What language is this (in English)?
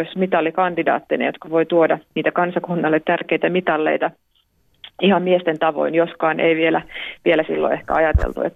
Finnish